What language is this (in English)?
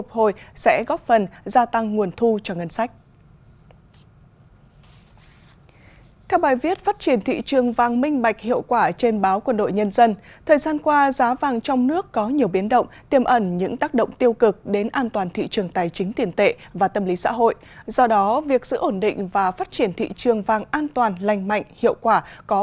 Vietnamese